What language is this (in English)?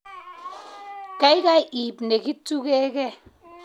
Kalenjin